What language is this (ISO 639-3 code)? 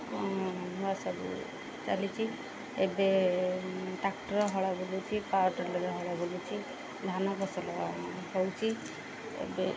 ori